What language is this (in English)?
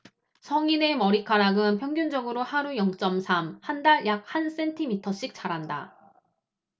Korean